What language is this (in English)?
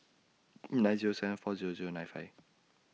English